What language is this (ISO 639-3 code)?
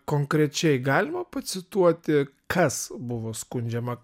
lit